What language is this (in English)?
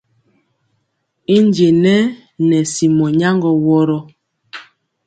Mpiemo